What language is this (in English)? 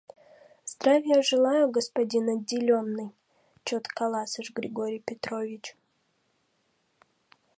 Mari